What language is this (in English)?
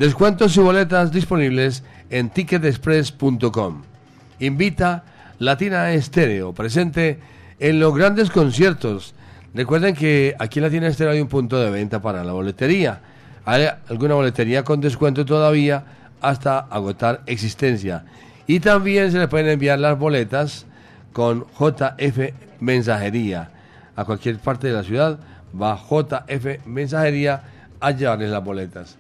Spanish